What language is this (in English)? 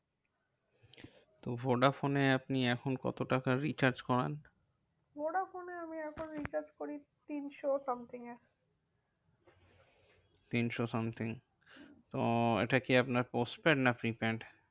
Bangla